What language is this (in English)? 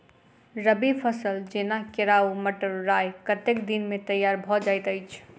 Maithili